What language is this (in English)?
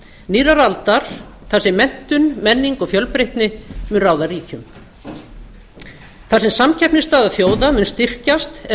Icelandic